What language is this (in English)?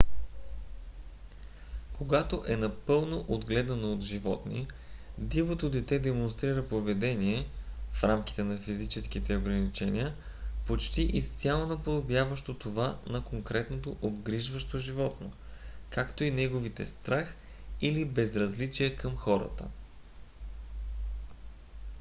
Bulgarian